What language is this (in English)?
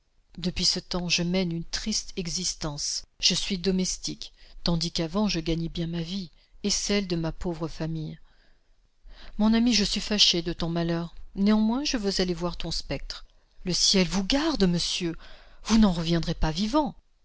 French